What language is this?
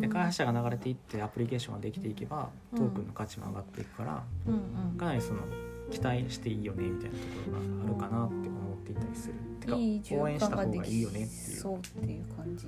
Japanese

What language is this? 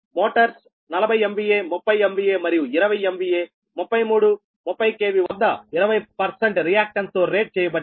Telugu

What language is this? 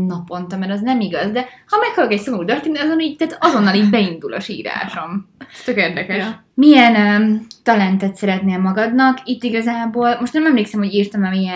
Hungarian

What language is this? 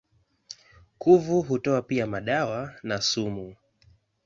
Swahili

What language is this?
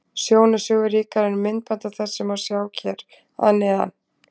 Icelandic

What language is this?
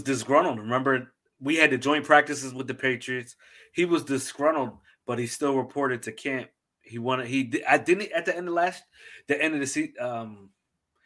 English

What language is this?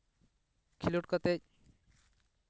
Santali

